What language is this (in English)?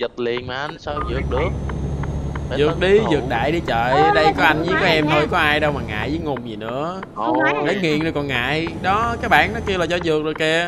Vietnamese